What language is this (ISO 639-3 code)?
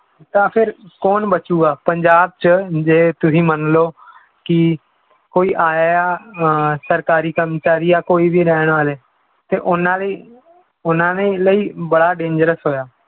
pan